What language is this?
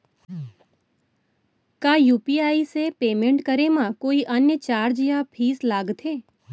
Chhattisgarhi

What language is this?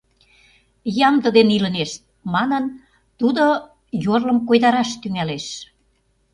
Mari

